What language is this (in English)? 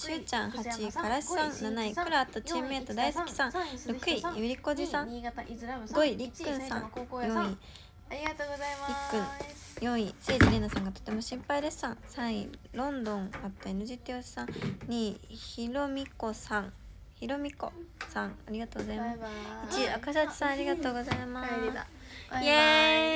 Japanese